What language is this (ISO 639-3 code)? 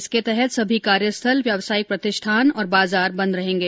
hin